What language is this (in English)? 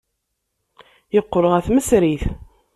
Kabyle